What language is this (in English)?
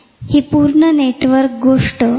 Marathi